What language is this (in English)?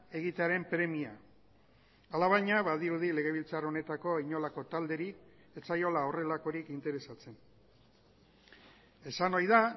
Basque